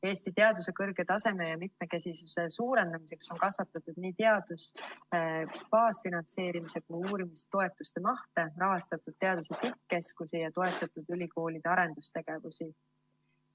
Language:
Estonian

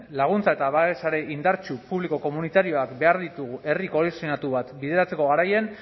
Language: Basque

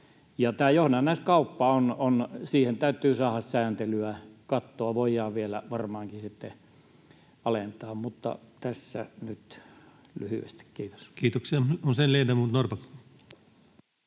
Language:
Finnish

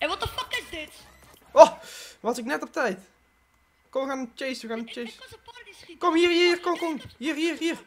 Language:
Dutch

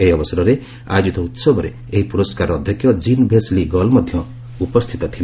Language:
Odia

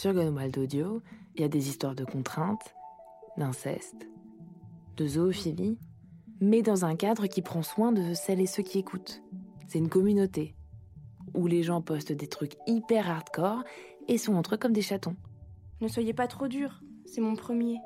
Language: French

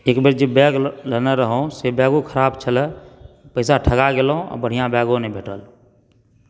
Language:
Maithili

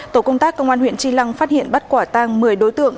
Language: Vietnamese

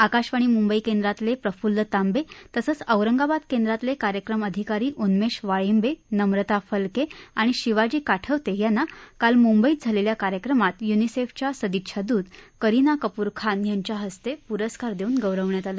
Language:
Marathi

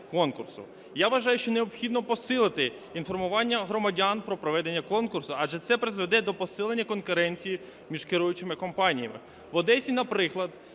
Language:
Ukrainian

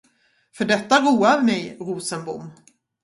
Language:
Swedish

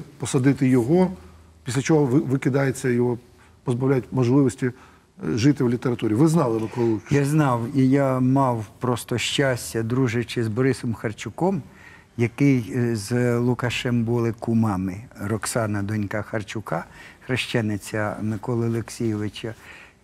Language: Ukrainian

